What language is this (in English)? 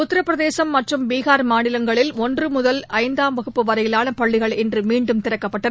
Tamil